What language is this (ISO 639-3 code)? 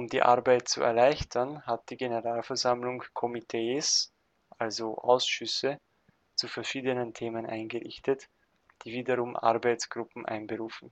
deu